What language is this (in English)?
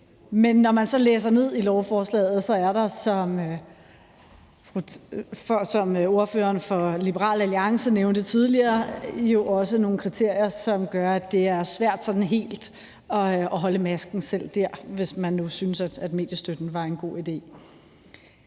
Danish